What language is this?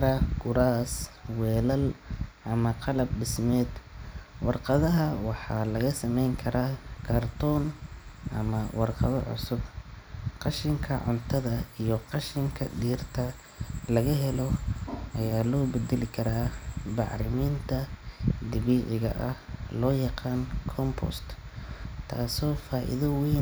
Somali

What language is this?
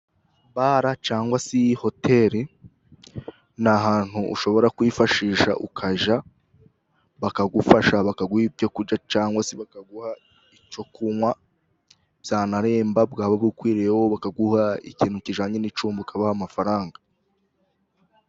Kinyarwanda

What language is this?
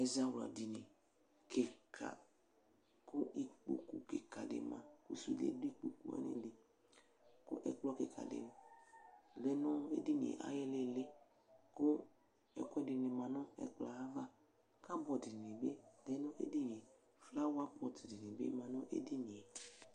Ikposo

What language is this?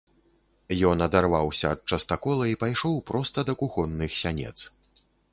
Belarusian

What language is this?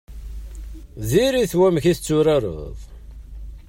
Kabyle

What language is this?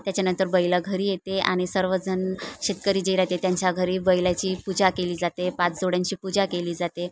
Marathi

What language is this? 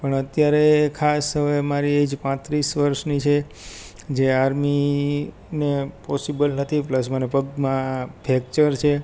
Gujarati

